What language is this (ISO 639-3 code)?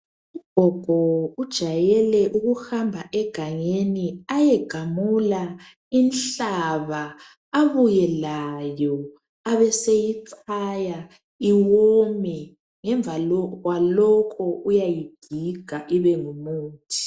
nde